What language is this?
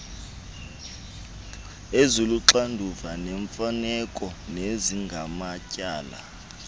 Xhosa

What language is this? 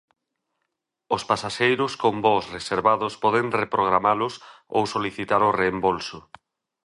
Galician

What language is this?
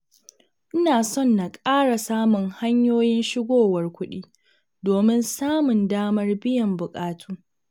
Hausa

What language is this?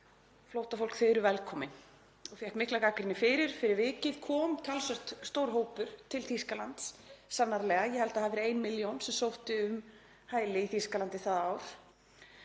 Icelandic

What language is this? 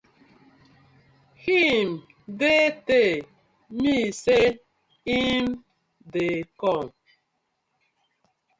Nigerian Pidgin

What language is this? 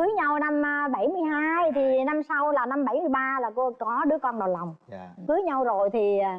Vietnamese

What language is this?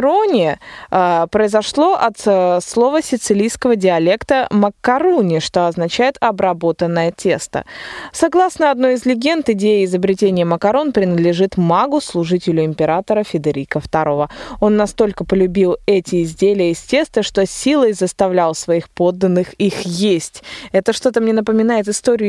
Russian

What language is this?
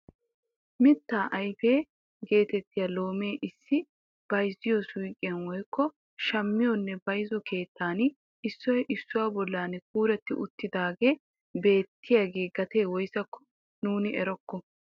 Wolaytta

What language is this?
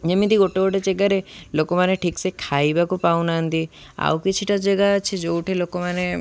Odia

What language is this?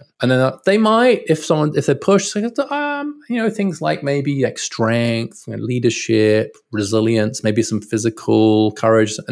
English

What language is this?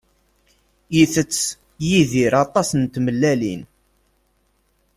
Kabyle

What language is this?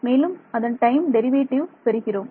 Tamil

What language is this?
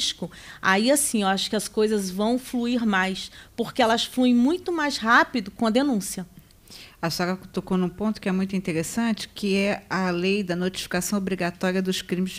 Portuguese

